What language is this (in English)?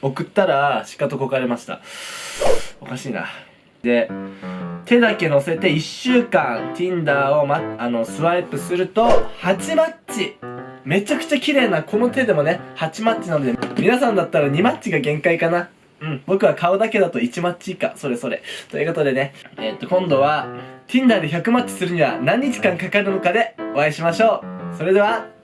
Japanese